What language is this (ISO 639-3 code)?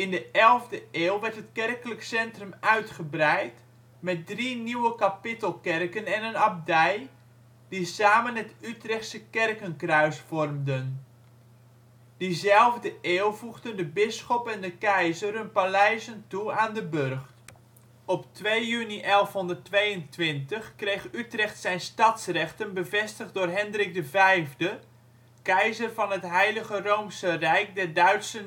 nld